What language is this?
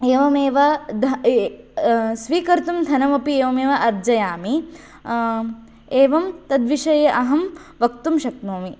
Sanskrit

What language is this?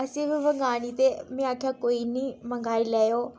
Dogri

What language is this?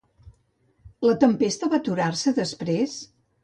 Catalan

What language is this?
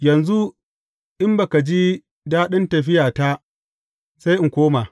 Hausa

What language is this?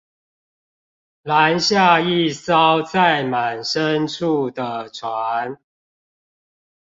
Chinese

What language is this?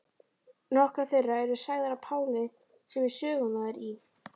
Icelandic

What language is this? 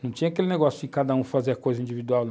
Portuguese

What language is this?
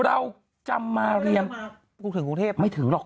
Thai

